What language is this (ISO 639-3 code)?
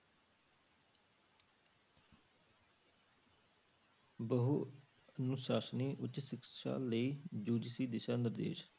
pan